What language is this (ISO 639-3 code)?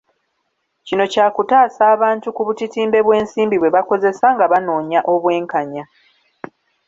lug